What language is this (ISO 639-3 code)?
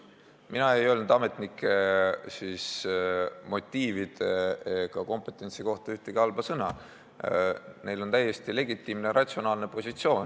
est